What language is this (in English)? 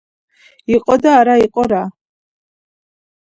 Georgian